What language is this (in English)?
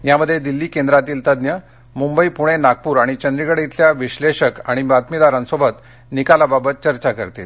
Marathi